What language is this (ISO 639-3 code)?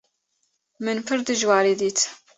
kur